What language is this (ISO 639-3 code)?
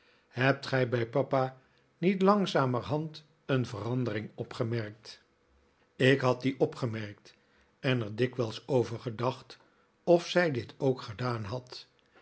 nld